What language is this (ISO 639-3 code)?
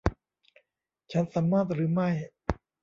tha